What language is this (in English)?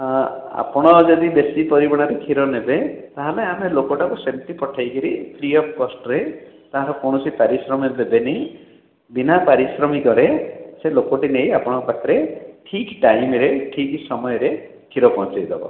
Odia